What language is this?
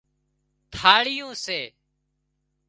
Wadiyara Koli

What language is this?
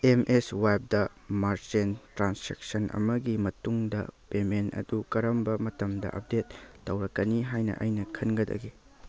Manipuri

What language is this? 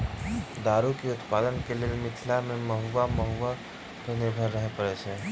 Maithili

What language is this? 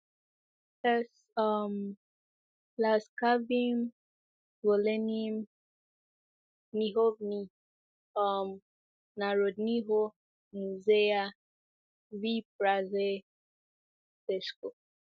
Igbo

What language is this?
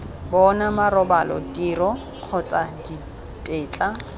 Tswana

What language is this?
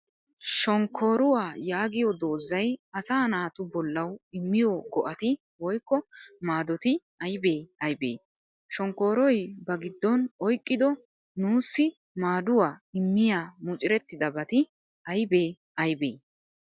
Wolaytta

